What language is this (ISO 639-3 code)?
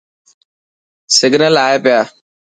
mki